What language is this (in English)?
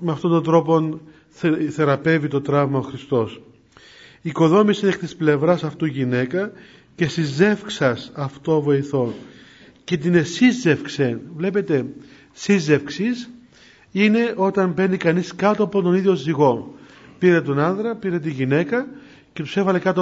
Greek